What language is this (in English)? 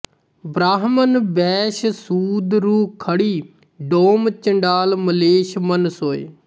Punjabi